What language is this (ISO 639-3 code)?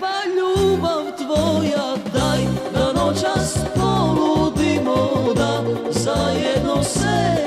ron